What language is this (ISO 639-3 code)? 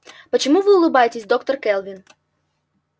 rus